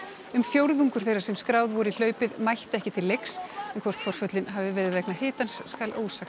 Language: Icelandic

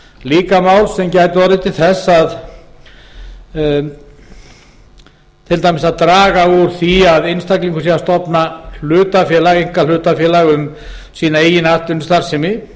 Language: Icelandic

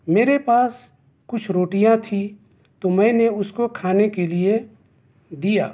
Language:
Urdu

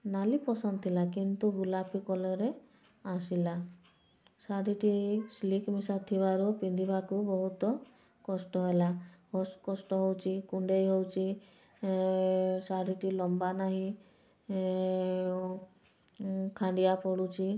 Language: Odia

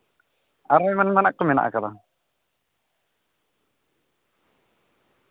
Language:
Santali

